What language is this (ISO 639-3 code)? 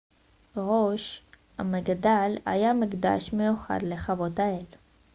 heb